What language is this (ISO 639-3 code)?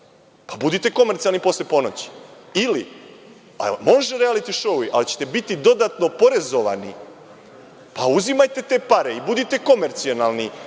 srp